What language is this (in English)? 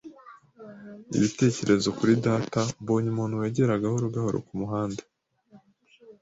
Kinyarwanda